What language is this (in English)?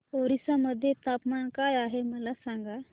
Marathi